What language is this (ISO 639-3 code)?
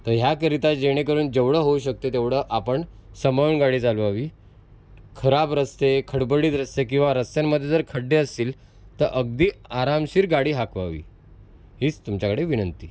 mar